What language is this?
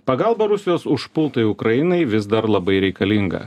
Lithuanian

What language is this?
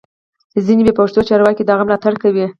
Pashto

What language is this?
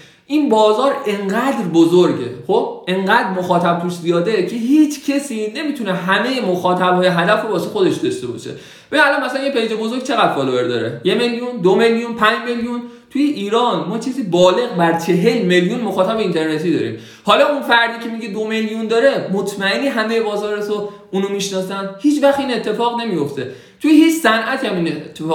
Persian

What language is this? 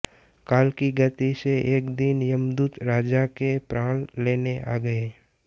Hindi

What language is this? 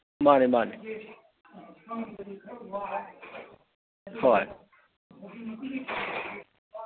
Manipuri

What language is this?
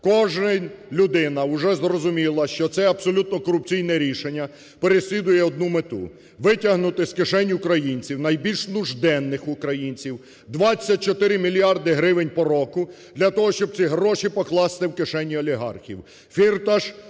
Ukrainian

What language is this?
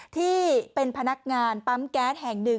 Thai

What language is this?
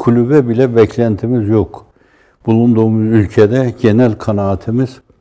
Turkish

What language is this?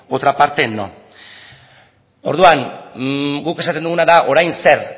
Basque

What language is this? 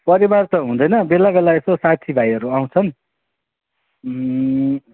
Nepali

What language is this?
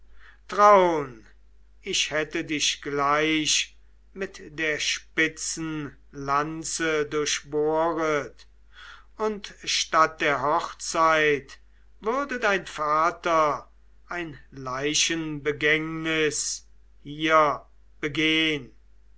German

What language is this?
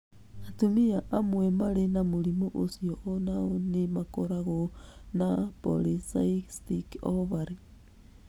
Kikuyu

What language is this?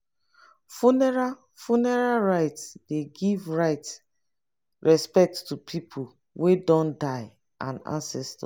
Nigerian Pidgin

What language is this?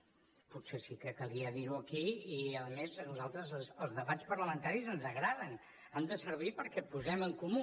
Catalan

